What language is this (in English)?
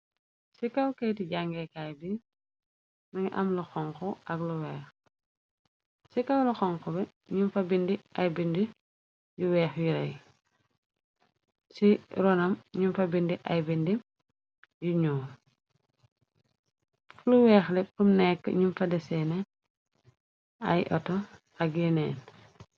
Wolof